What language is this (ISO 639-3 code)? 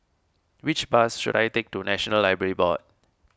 eng